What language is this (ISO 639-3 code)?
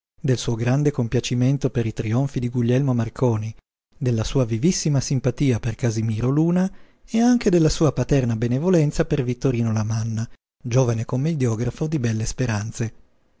ita